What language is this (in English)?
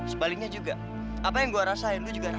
Indonesian